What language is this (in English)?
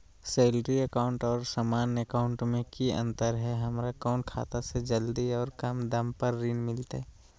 Magahi